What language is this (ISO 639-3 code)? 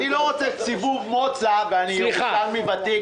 heb